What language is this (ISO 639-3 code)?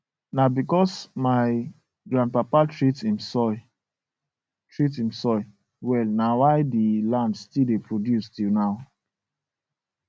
pcm